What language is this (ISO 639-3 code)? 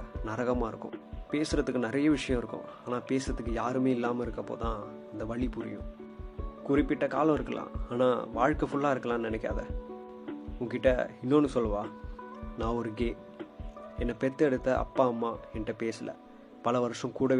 tam